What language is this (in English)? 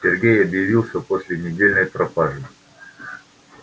Russian